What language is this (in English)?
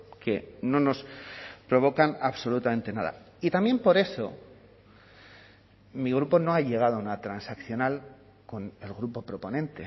Spanish